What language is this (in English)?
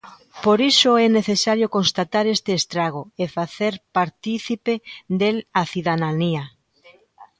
Galician